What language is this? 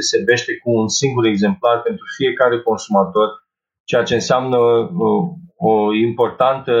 Romanian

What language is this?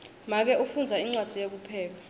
Swati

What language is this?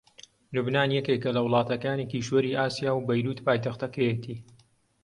Central Kurdish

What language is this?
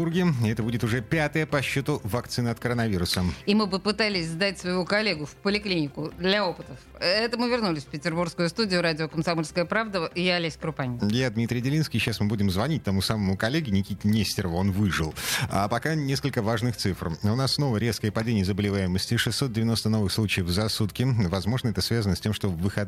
Russian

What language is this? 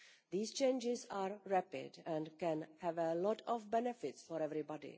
English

